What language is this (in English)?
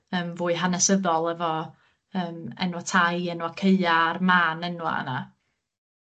Welsh